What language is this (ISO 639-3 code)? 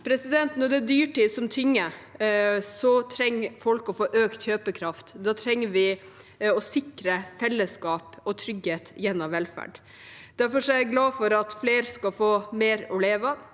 nor